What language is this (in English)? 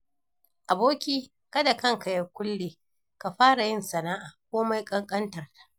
Hausa